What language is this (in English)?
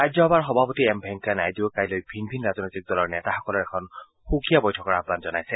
Assamese